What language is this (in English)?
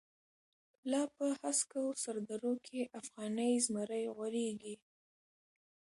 Pashto